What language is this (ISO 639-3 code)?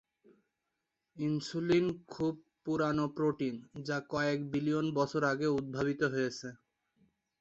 ben